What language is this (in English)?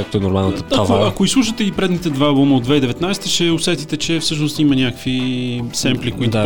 Bulgarian